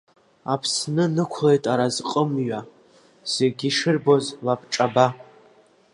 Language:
Abkhazian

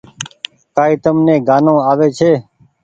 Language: Goaria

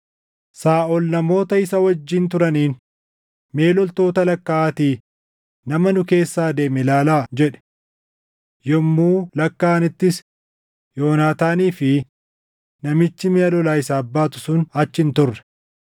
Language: Oromo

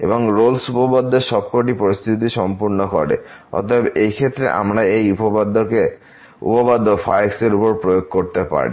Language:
Bangla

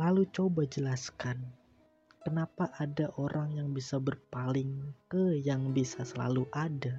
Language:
Indonesian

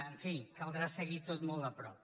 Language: Catalan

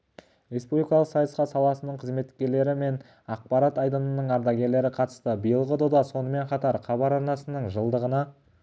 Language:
Kazakh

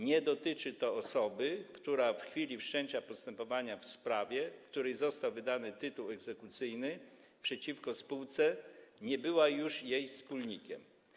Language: Polish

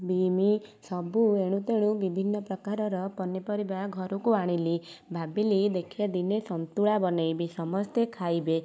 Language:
Odia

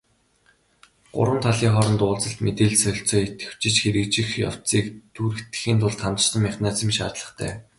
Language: Mongolian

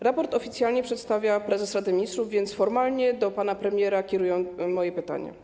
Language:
Polish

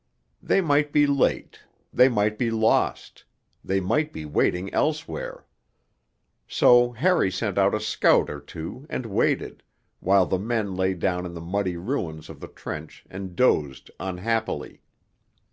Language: English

